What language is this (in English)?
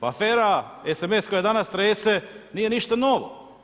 Croatian